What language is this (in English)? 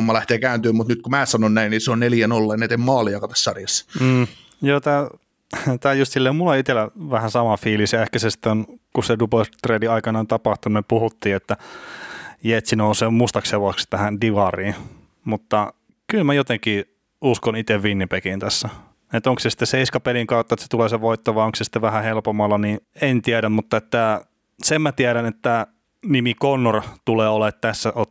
Finnish